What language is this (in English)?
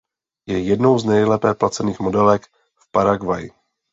Czech